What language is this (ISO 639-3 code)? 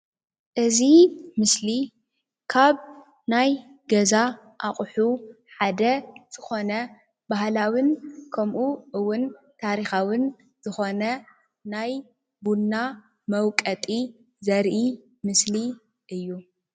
tir